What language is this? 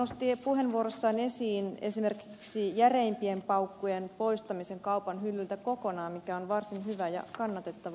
Finnish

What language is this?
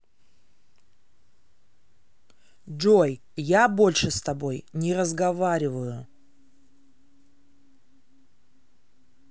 Russian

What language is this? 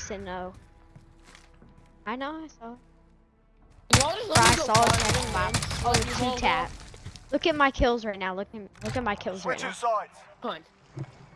English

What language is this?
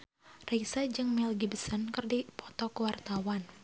Sundanese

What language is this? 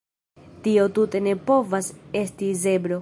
Esperanto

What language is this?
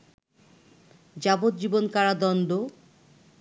Bangla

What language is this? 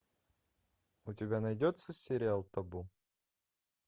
Russian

